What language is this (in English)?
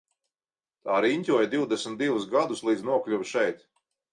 Latvian